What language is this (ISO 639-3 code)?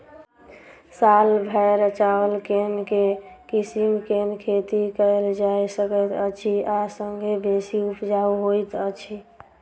mai